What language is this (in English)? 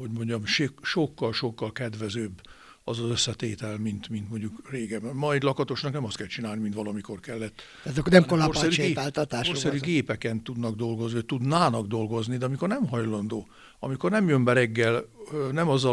Hungarian